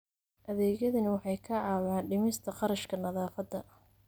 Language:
Somali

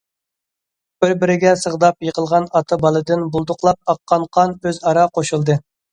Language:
Uyghur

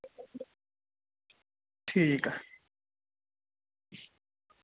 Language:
Dogri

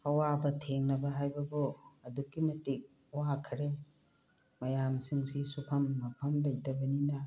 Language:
Manipuri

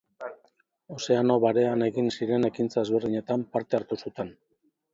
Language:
Basque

